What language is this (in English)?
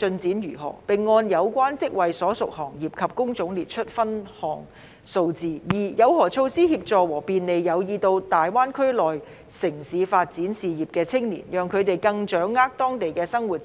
Cantonese